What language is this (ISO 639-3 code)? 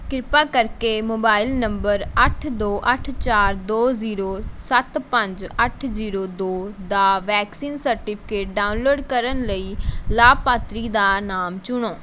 pan